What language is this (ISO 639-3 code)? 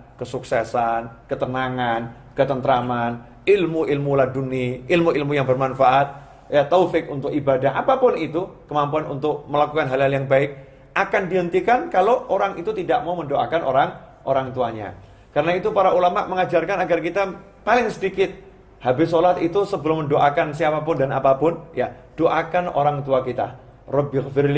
ind